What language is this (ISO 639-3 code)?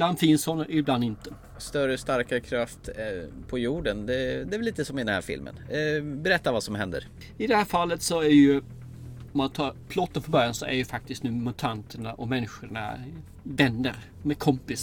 swe